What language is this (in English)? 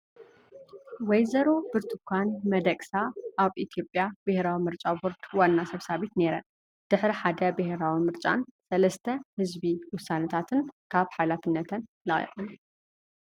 Tigrinya